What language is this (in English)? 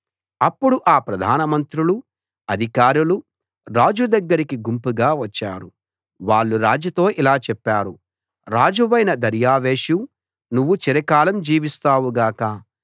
Telugu